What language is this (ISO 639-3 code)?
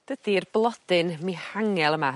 cym